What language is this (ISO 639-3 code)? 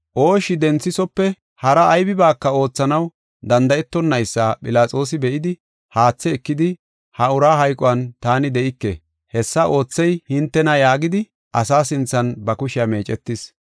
gof